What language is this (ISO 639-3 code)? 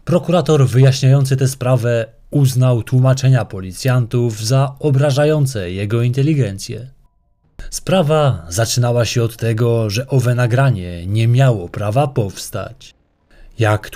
pol